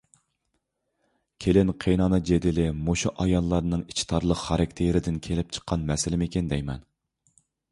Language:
Uyghur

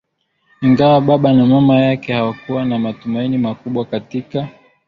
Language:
Swahili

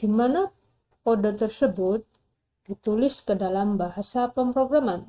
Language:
Indonesian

